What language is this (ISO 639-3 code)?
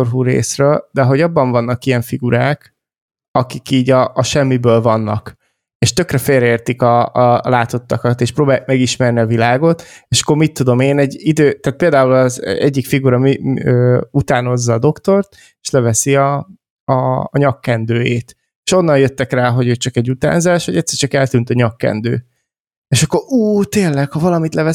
hun